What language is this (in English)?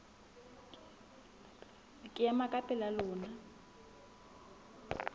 Southern Sotho